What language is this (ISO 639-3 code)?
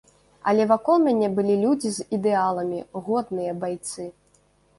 bel